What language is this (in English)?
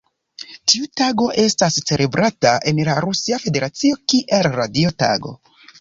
Esperanto